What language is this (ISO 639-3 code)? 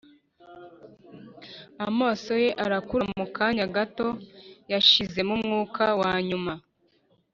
kin